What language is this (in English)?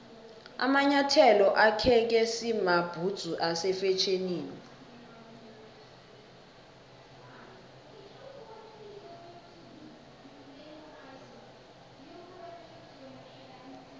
South Ndebele